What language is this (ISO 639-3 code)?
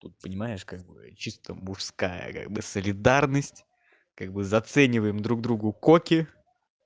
rus